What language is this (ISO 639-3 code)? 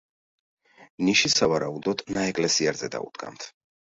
kat